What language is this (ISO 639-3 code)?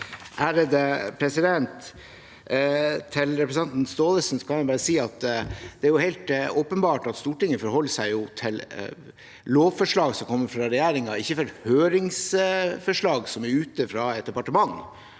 nor